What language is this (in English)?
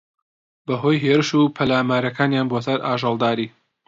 Central Kurdish